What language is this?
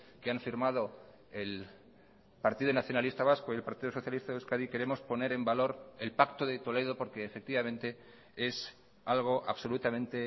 Spanish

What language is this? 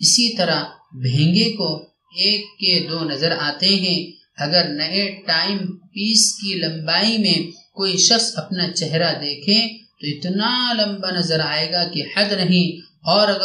Arabic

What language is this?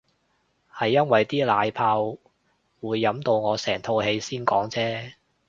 Cantonese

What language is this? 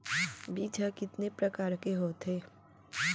Chhattisgarhi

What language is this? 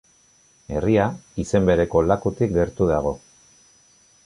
Basque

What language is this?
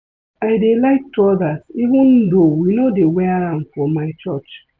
Nigerian Pidgin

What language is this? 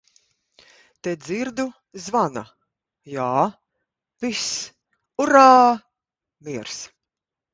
Latvian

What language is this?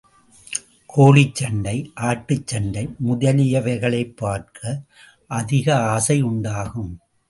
Tamil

